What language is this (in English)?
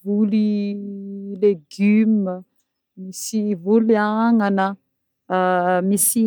Northern Betsimisaraka Malagasy